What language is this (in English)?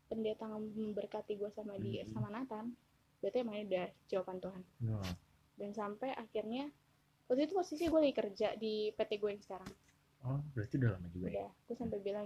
Indonesian